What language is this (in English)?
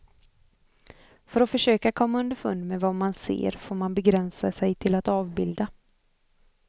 Swedish